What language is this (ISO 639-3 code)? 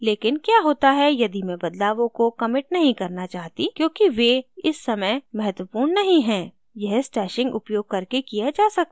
hin